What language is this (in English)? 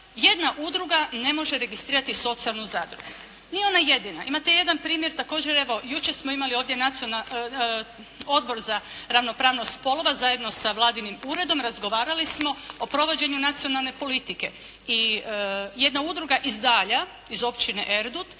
Croatian